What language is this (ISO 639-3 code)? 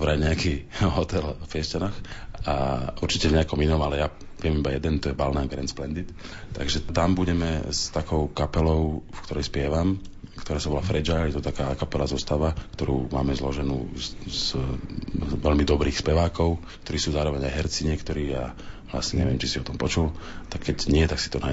slk